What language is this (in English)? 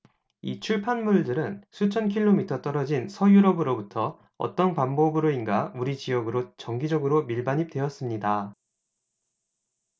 Korean